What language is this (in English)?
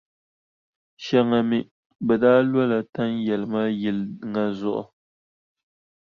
Dagbani